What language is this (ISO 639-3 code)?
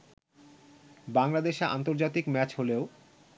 ben